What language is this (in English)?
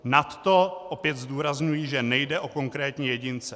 Czech